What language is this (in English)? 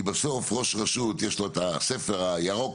Hebrew